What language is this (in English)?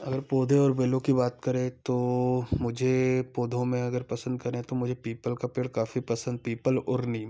Hindi